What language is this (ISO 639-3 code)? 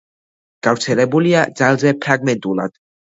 kat